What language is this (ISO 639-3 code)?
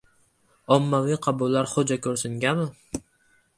uzb